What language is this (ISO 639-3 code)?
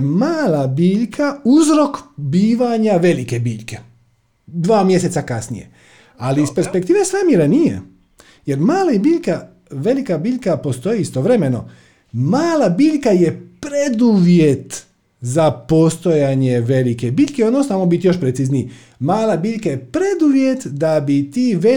hrv